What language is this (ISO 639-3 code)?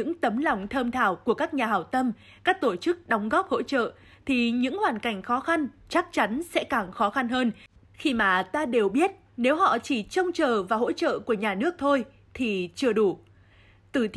vie